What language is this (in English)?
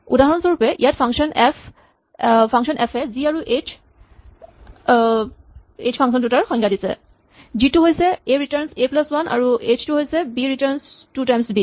Assamese